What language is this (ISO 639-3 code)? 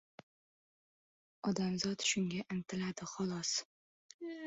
uzb